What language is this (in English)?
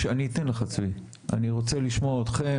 Hebrew